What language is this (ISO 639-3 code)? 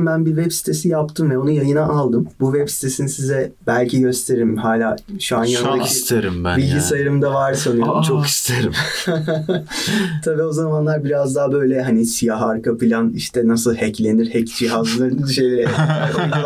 tur